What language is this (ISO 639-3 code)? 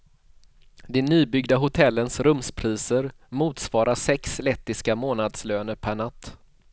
swe